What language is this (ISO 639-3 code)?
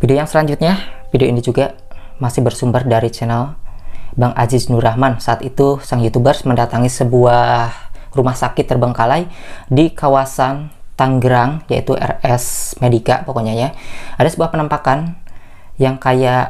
ind